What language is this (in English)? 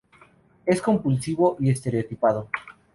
Spanish